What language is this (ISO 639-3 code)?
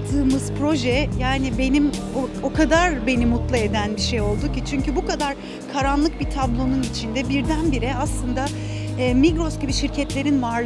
tur